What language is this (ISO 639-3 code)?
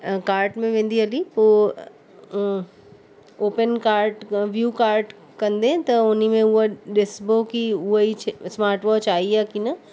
snd